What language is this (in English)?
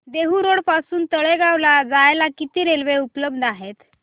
Marathi